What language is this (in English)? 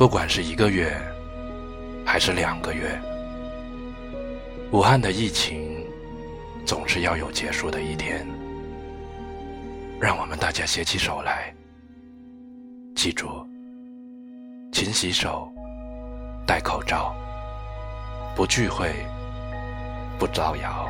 Chinese